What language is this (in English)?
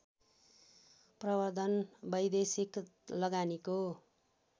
Nepali